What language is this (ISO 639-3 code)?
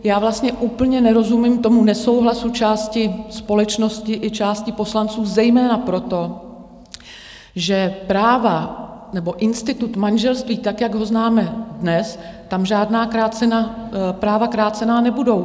ces